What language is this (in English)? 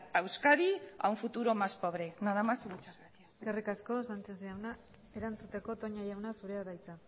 Basque